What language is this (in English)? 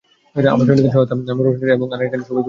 Bangla